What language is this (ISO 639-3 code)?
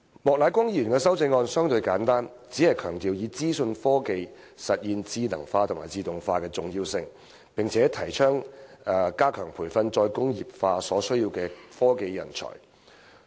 yue